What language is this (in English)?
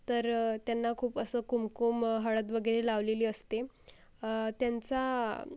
Marathi